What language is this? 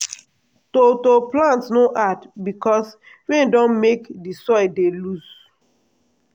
Nigerian Pidgin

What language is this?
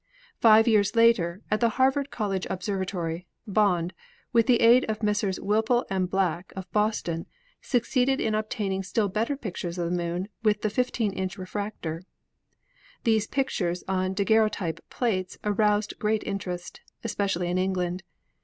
English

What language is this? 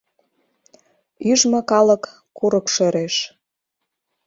Mari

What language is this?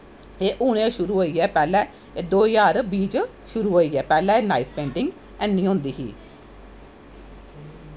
Dogri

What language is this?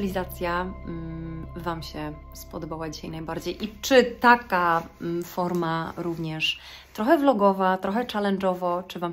Polish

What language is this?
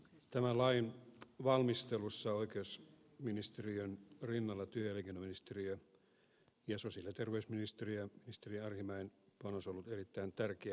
Finnish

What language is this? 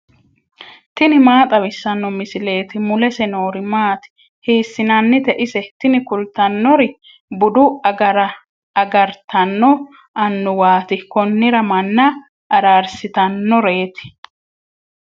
Sidamo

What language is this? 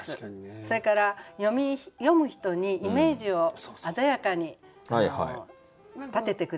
Japanese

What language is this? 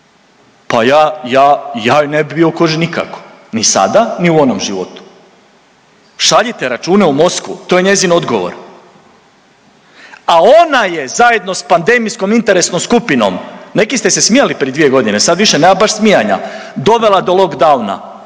Croatian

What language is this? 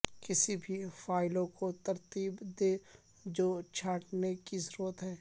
Urdu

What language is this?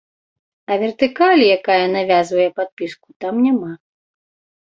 Belarusian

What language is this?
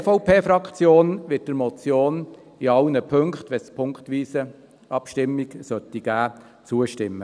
Swiss German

